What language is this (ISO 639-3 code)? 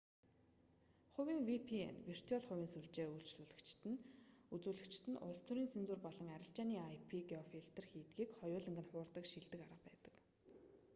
mon